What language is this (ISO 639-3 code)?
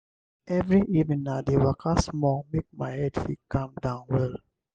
pcm